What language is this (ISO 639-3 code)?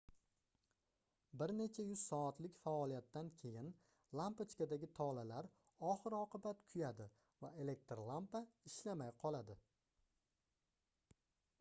uzb